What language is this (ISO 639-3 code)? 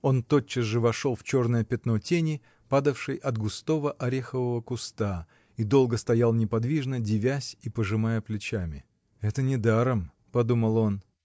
rus